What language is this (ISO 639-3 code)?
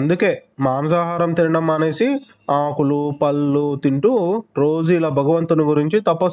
tel